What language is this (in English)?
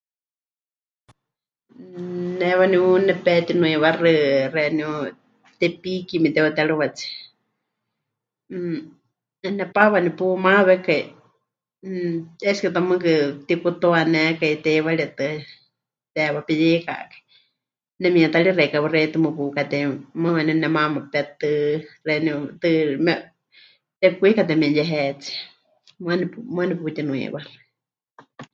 Huichol